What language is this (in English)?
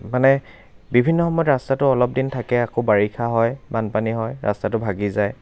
Assamese